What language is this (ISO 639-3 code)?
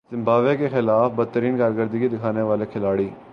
urd